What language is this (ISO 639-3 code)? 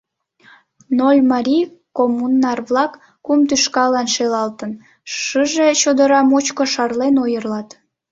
chm